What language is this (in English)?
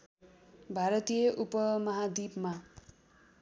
Nepali